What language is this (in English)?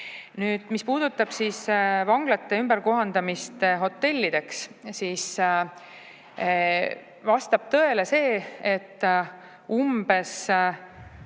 Estonian